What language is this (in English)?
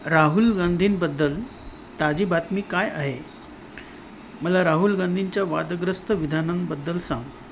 Marathi